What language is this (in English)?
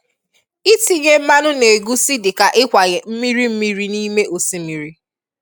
Igbo